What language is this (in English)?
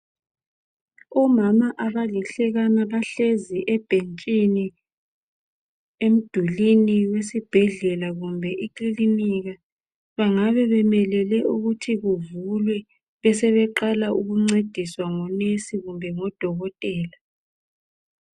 North Ndebele